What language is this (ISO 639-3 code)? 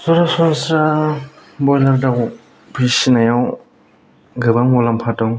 brx